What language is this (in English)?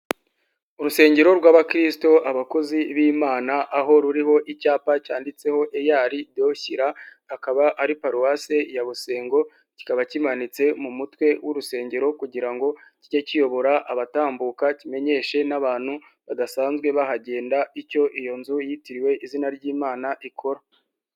Kinyarwanda